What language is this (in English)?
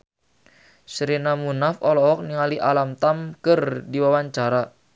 Sundanese